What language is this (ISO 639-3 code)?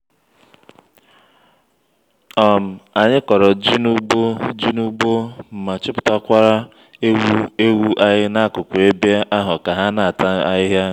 ibo